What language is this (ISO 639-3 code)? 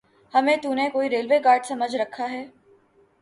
urd